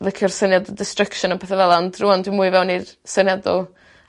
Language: Welsh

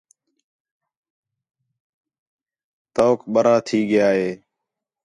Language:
Khetrani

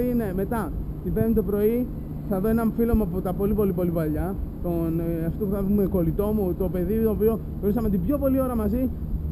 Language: Greek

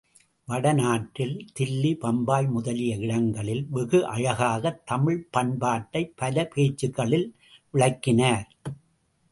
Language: Tamil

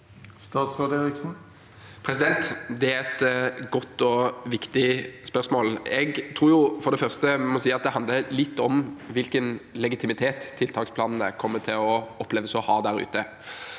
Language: Norwegian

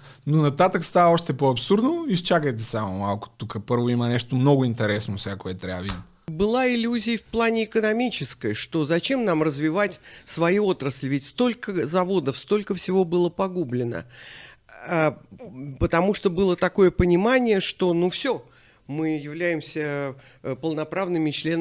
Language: Bulgarian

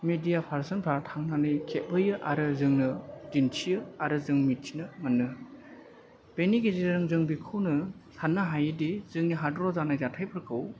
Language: Bodo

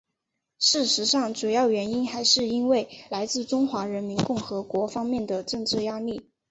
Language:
Chinese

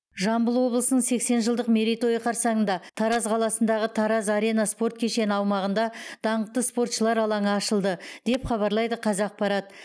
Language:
Kazakh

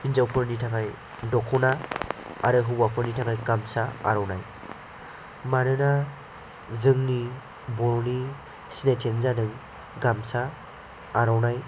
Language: Bodo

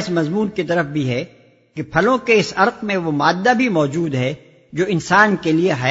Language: Urdu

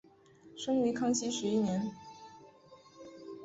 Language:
Chinese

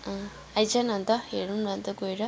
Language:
Nepali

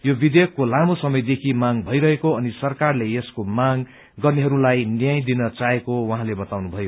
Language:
Nepali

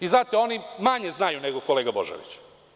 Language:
Serbian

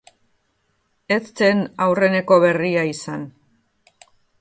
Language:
Basque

